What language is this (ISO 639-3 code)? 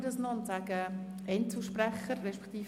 gsw